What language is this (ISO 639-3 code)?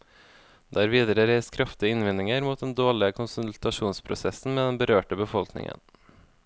nor